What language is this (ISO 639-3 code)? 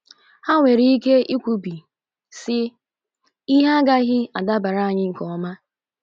ibo